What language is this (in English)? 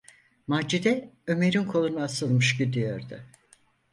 Turkish